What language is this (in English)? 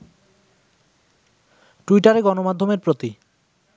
Bangla